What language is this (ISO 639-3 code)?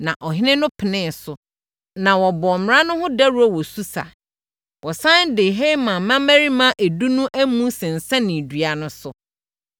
aka